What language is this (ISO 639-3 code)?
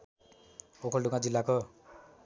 nep